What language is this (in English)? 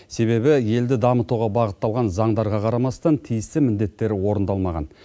Kazakh